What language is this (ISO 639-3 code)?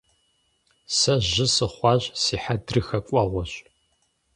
kbd